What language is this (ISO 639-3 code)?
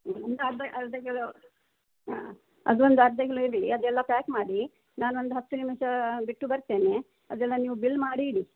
kan